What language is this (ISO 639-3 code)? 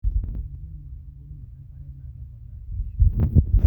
mas